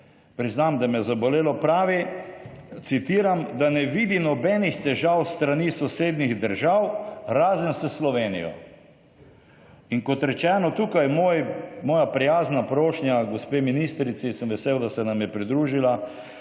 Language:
Slovenian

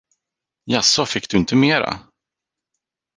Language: Swedish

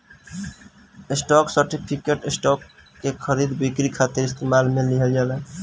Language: Bhojpuri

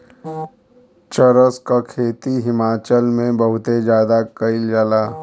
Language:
Bhojpuri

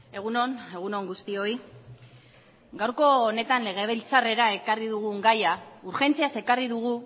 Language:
Basque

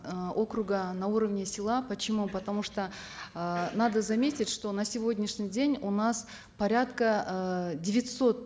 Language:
Kazakh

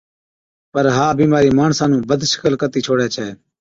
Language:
Od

